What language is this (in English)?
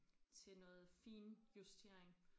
Danish